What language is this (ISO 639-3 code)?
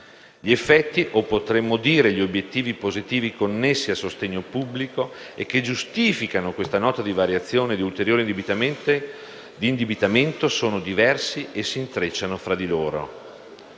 ita